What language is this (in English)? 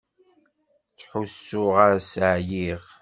Kabyle